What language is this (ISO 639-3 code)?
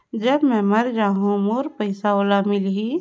hne